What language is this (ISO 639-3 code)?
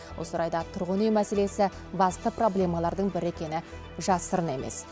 kaz